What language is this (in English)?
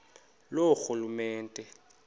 Xhosa